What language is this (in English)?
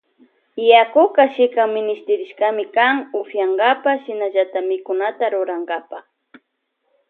Loja Highland Quichua